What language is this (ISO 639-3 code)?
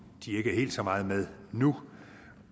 dan